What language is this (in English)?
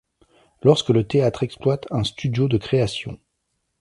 French